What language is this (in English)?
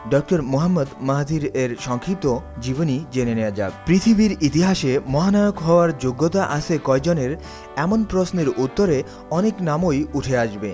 Bangla